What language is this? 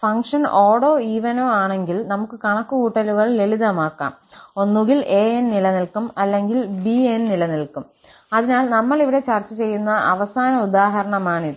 Malayalam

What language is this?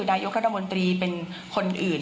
Thai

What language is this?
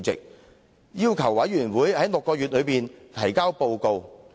Cantonese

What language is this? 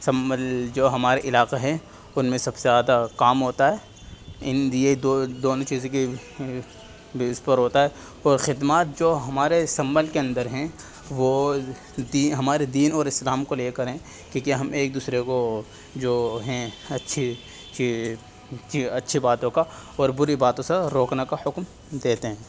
Urdu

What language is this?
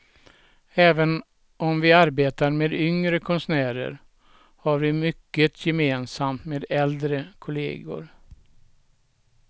Swedish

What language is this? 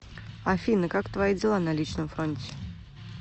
Russian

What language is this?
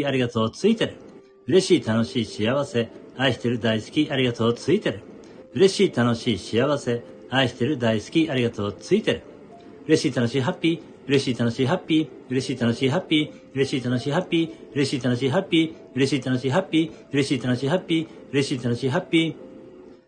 Japanese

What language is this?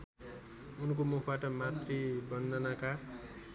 Nepali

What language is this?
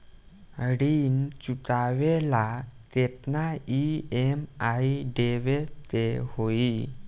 Bhojpuri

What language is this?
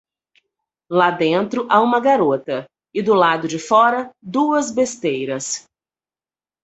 Portuguese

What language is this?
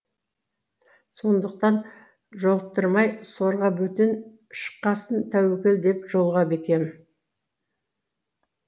Kazakh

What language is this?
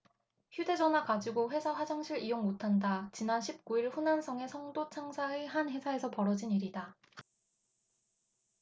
Korean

